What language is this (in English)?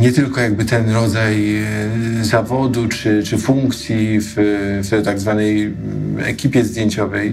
Polish